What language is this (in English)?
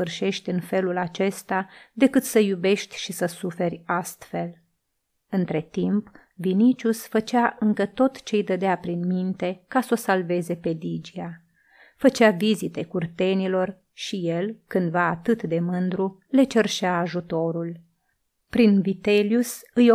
Romanian